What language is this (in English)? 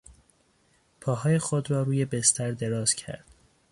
Persian